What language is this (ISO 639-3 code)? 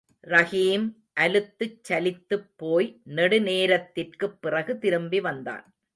tam